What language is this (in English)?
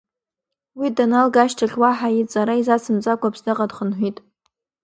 Abkhazian